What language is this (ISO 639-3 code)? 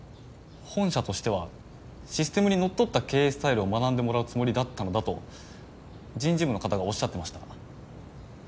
jpn